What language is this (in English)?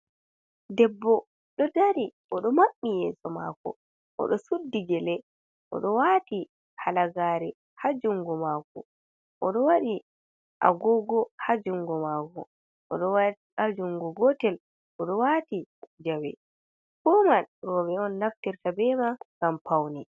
Fula